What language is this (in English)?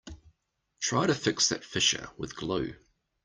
English